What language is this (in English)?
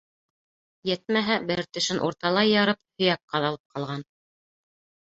Bashkir